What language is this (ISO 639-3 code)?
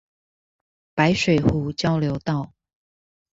zho